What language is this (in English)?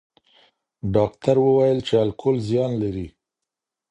Pashto